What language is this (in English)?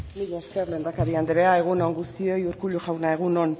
Basque